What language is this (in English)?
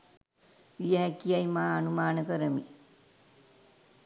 Sinhala